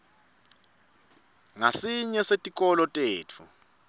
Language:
Swati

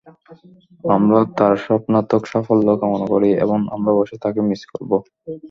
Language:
Bangla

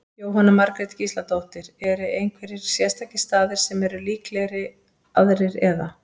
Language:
Icelandic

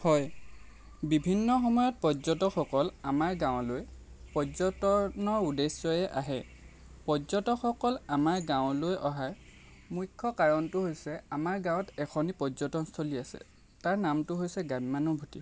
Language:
Assamese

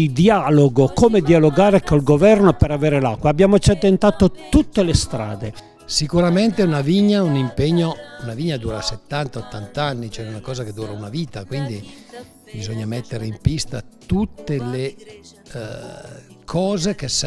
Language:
Italian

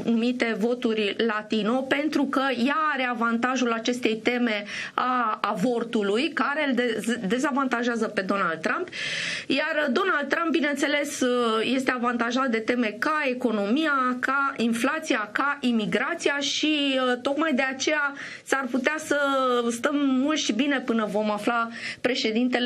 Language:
Romanian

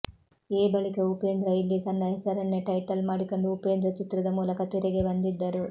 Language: Kannada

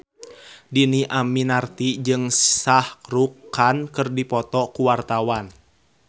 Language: Sundanese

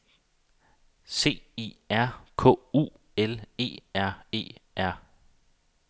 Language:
Danish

